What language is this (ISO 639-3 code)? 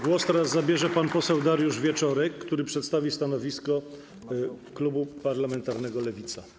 pol